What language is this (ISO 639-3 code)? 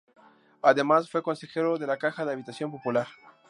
spa